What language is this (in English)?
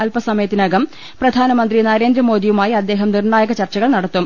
Malayalam